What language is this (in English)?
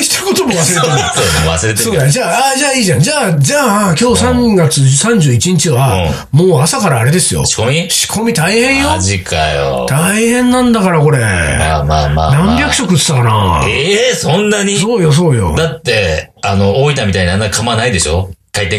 Japanese